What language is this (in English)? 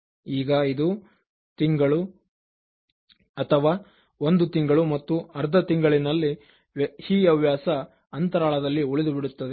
Kannada